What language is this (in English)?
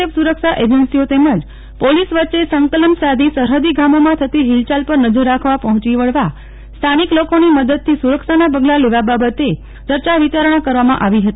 Gujarati